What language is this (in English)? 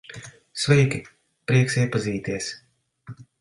Latvian